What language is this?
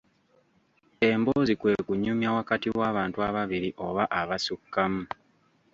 Ganda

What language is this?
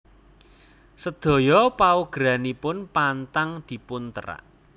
Javanese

